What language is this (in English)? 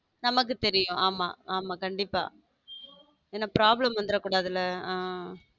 Tamil